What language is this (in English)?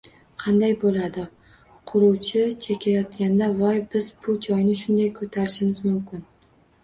Uzbek